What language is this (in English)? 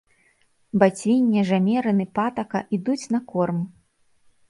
Belarusian